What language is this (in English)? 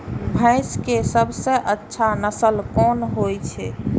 Maithili